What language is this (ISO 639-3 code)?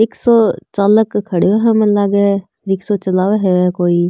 mwr